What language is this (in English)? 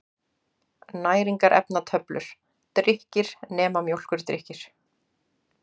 Icelandic